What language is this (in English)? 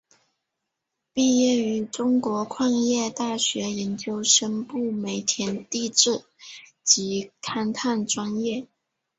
Chinese